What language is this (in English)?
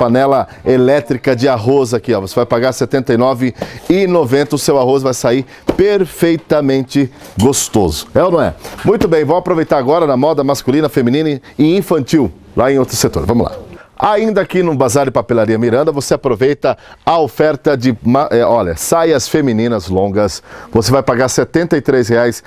Portuguese